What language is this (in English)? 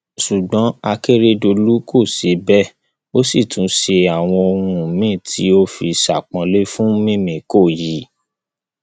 Yoruba